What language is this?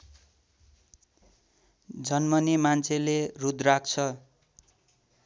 Nepali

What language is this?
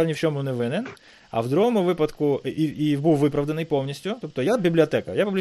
Ukrainian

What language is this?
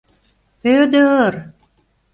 Mari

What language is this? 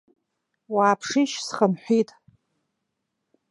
Abkhazian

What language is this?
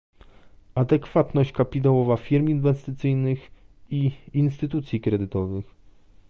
Polish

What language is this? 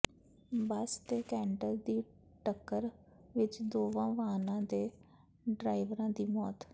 Punjabi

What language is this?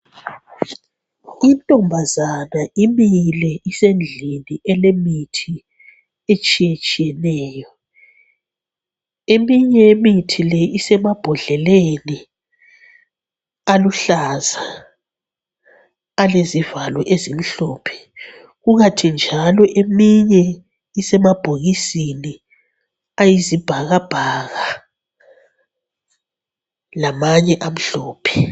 North Ndebele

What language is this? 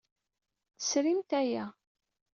Kabyle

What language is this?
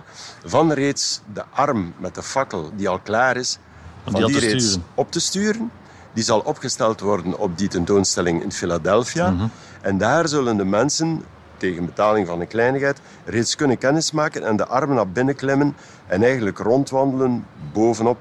Dutch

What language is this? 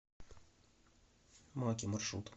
Russian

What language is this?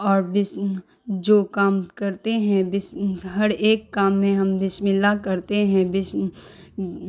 Urdu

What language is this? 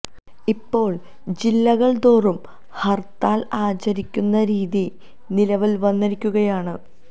Malayalam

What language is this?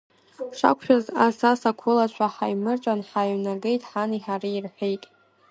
Abkhazian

